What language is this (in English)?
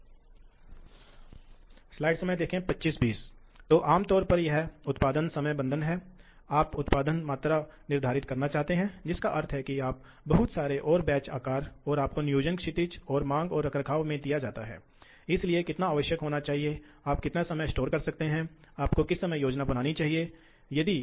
Hindi